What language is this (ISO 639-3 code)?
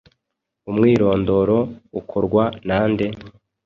kin